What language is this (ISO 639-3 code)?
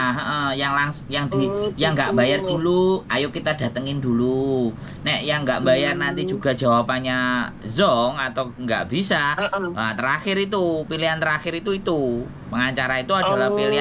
ind